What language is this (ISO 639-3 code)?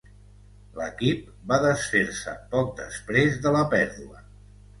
cat